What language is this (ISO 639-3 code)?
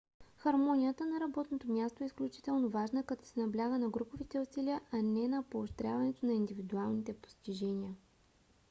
bul